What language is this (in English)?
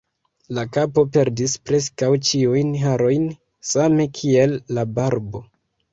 Esperanto